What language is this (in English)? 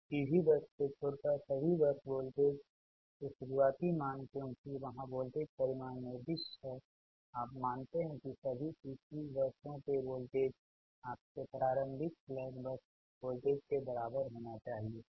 Hindi